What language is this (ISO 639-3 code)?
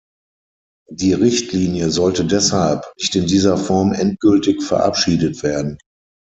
deu